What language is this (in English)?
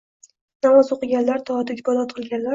Uzbek